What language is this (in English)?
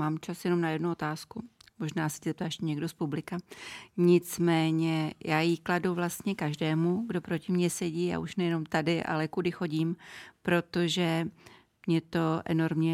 Czech